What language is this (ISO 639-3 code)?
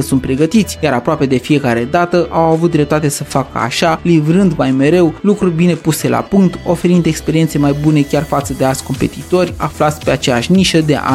ron